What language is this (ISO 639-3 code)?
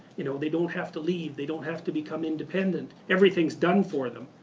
eng